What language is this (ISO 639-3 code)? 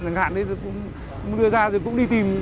vie